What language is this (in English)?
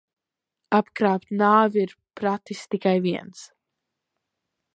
Latvian